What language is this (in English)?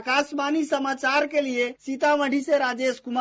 Hindi